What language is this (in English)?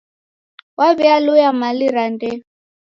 Taita